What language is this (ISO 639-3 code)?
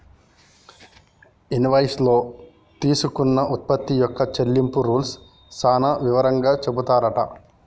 tel